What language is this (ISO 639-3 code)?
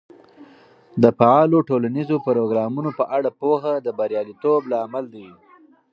pus